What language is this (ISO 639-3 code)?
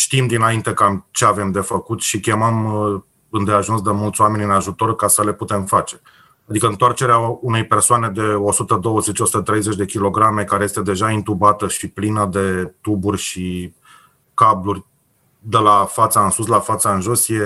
ron